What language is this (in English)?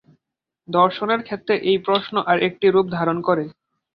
Bangla